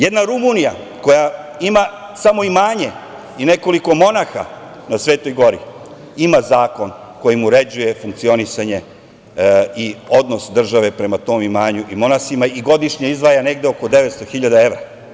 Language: Serbian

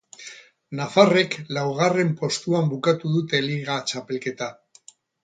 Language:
Basque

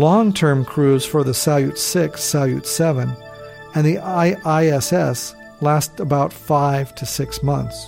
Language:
English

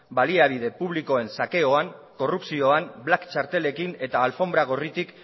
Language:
Basque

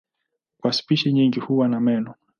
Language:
Swahili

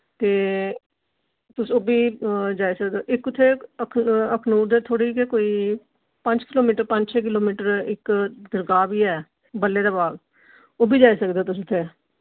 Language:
Dogri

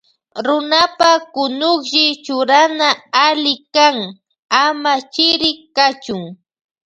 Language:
Loja Highland Quichua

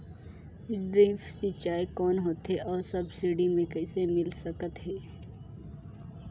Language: Chhattisgarhi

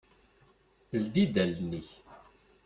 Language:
Kabyle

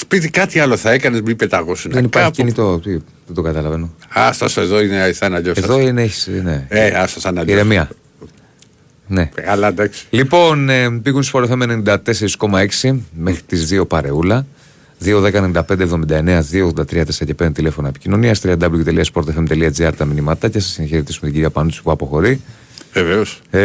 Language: Greek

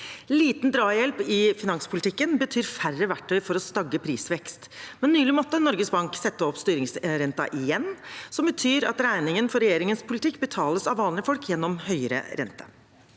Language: Norwegian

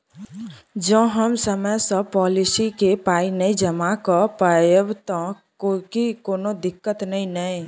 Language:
Maithili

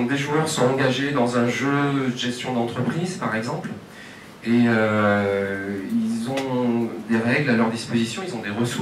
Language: French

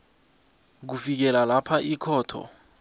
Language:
South Ndebele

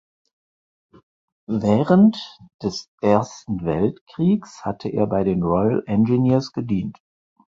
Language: German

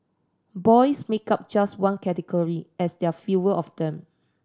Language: English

